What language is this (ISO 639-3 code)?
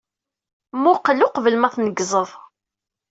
kab